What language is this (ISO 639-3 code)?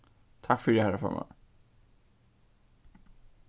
fao